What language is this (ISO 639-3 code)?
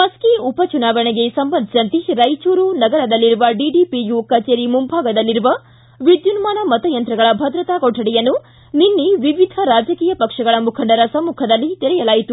kan